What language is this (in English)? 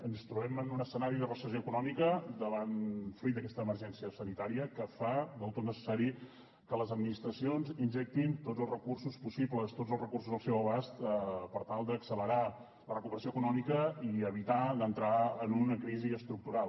Catalan